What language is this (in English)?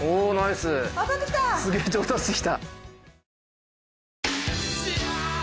Japanese